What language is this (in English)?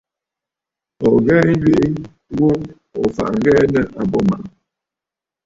Bafut